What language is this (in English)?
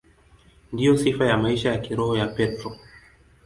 Swahili